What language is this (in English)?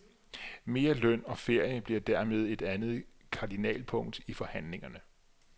Danish